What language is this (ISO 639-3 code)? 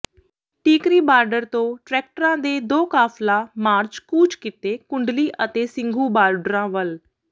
pan